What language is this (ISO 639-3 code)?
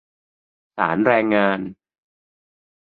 tha